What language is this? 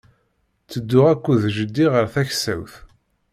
Kabyle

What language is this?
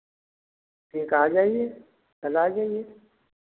Hindi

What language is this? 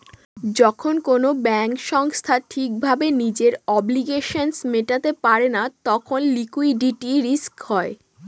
Bangla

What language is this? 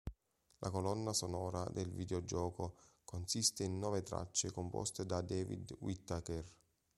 Italian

